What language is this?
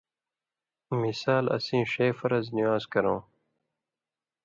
Indus Kohistani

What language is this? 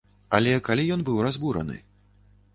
Belarusian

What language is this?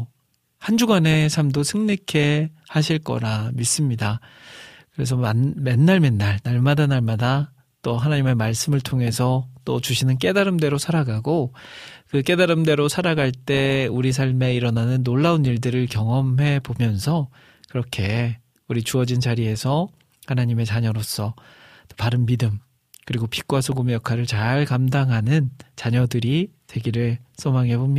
Korean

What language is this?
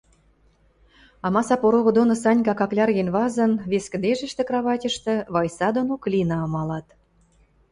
Western Mari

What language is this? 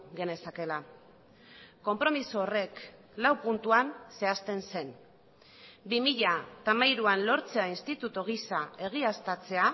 Basque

